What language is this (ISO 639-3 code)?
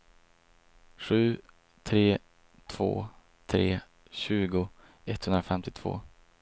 swe